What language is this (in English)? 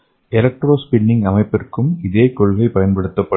Tamil